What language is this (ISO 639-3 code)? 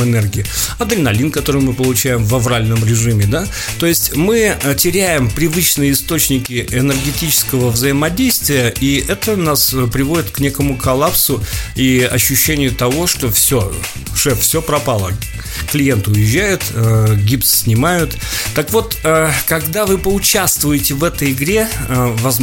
rus